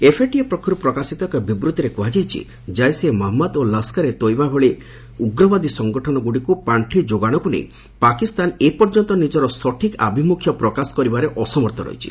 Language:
Odia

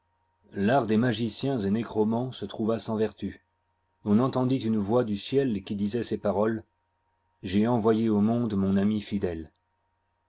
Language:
French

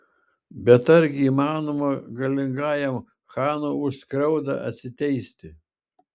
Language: Lithuanian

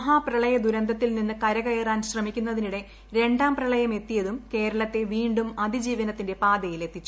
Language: Malayalam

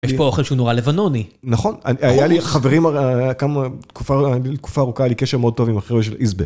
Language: Hebrew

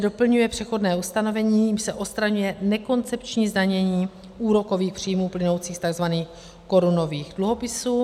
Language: Czech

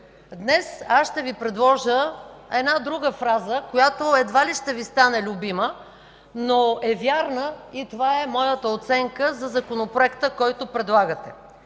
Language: Bulgarian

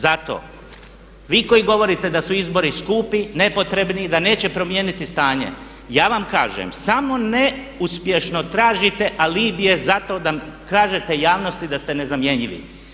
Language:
Croatian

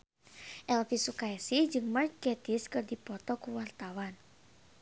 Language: Sundanese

